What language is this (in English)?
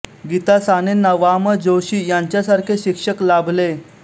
Marathi